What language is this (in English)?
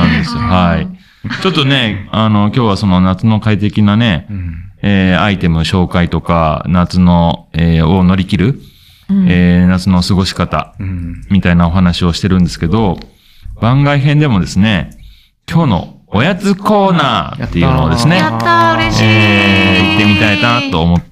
Japanese